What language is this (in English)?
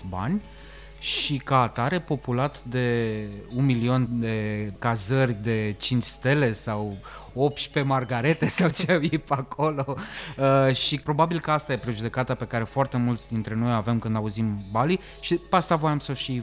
Romanian